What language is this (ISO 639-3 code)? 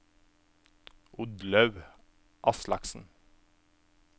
nor